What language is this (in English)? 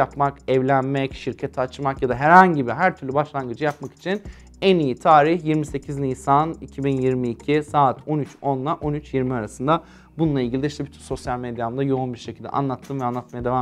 Turkish